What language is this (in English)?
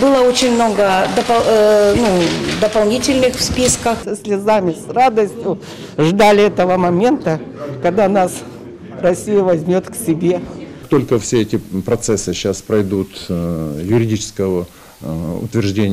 Russian